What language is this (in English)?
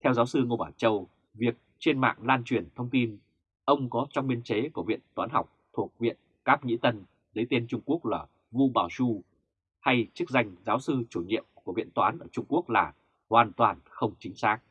Vietnamese